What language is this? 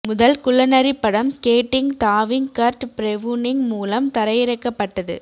Tamil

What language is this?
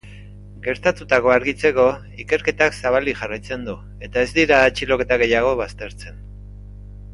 Basque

